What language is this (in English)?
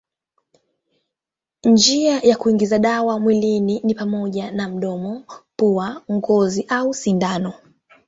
Swahili